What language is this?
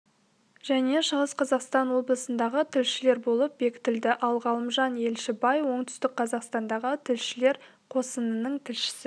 Kazakh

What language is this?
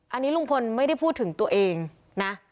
Thai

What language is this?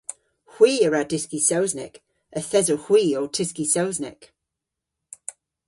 Cornish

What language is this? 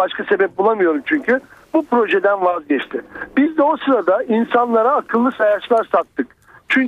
Turkish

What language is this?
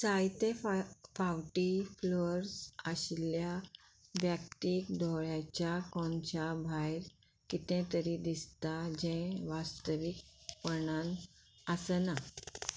Konkani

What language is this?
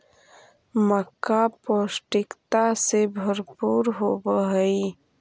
Magahi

